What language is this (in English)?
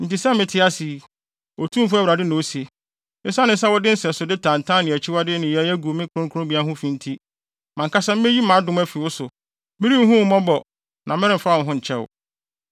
Akan